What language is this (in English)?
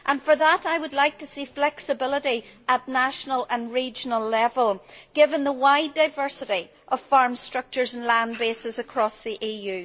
English